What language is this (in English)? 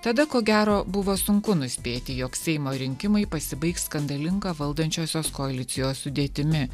Lithuanian